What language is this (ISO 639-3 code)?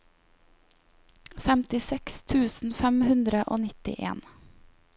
nor